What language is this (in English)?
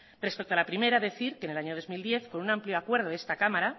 Spanish